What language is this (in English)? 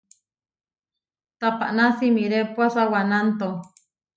Huarijio